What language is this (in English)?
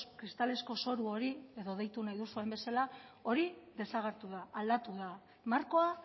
Basque